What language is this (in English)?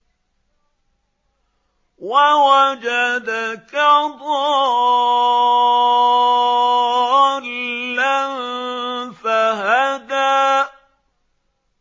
Arabic